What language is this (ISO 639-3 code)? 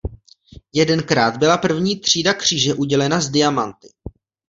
ces